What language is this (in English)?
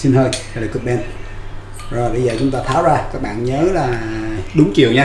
Vietnamese